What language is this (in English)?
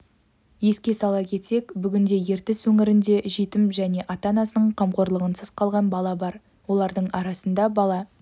Kazakh